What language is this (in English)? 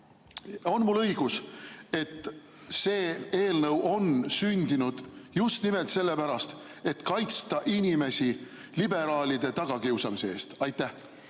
Estonian